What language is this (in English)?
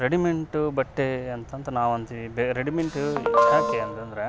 Kannada